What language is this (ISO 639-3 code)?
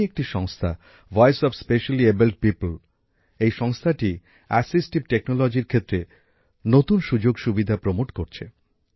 ben